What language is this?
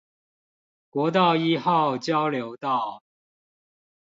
Chinese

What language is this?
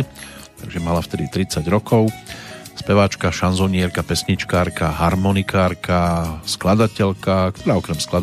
Slovak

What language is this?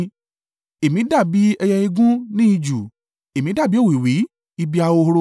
Yoruba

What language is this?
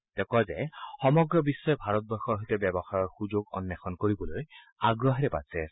Assamese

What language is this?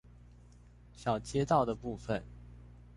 Chinese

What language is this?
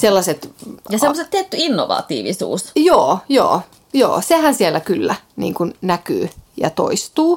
Finnish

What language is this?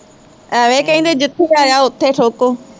Punjabi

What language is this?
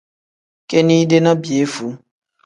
Tem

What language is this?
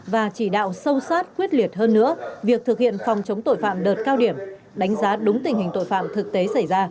Vietnamese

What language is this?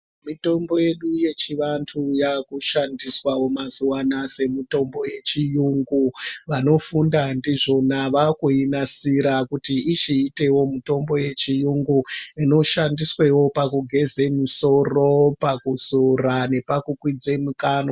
Ndau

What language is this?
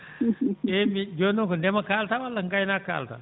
Fula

